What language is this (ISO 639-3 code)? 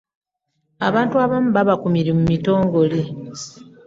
lug